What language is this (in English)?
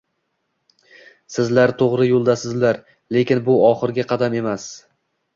Uzbek